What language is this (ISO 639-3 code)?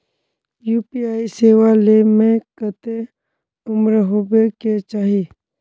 mag